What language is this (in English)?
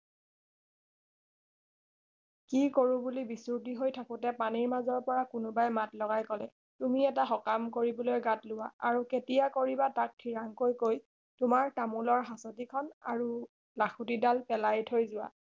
Assamese